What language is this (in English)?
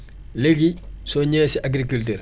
Wolof